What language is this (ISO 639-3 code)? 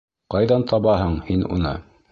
bak